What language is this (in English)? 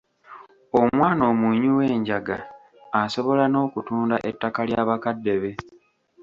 Ganda